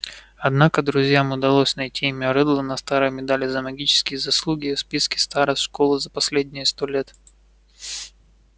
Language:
Russian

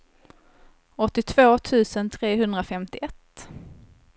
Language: Swedish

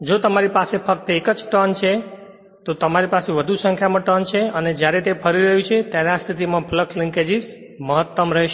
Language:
Gujarati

